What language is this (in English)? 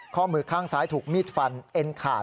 Thai